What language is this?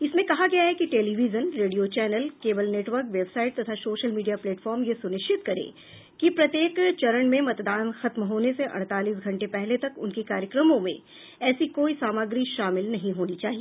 Hindi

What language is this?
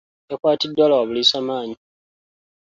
Ganda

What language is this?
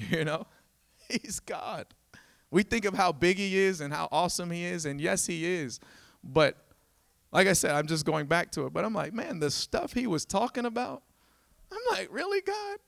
English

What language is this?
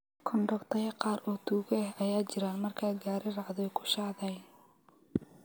Somali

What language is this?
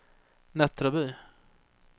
Swedish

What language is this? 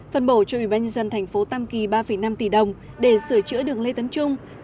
Vietnamese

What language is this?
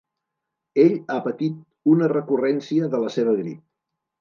Catalan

